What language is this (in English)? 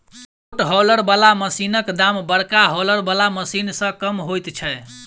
Maithili